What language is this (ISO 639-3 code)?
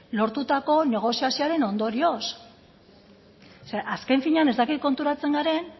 eus